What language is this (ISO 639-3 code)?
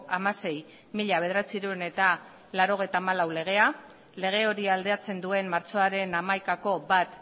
eus